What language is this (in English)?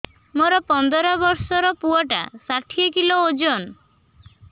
Odia